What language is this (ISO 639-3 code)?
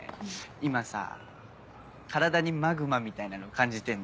jpn